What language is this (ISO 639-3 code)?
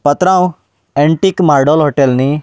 kok